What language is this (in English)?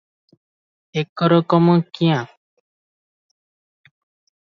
Odia